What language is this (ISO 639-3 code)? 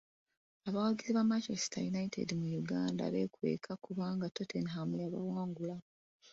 lug